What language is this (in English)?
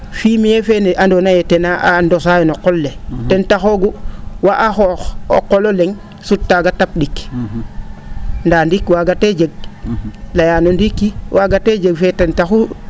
Serer